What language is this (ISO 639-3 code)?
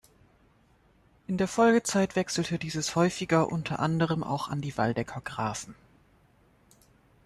deu